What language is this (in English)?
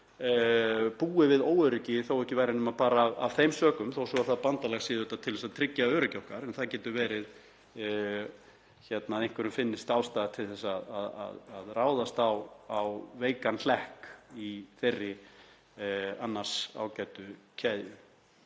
Icelandic